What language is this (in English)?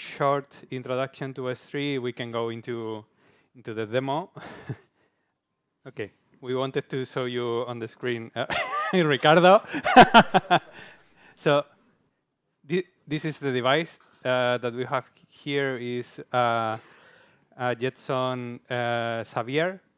English